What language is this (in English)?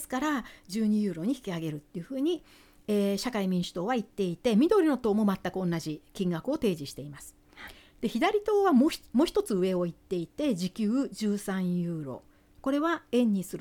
Japanese